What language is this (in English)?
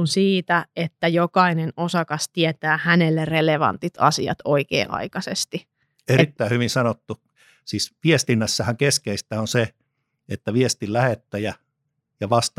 Finnish